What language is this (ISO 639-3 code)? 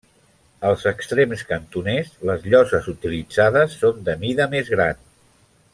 cat